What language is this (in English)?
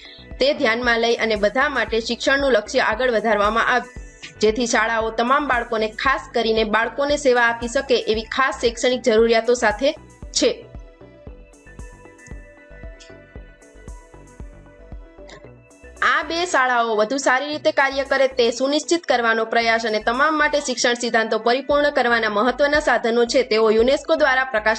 Gujarati